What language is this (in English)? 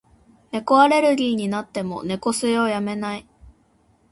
Japanese